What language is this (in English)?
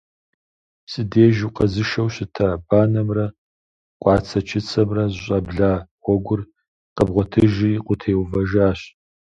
Kabardian